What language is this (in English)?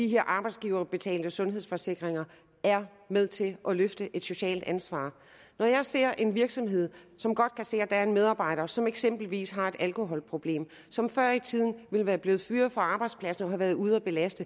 Danish